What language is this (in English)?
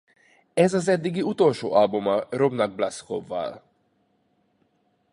Hungarian